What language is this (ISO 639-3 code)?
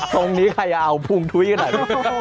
tha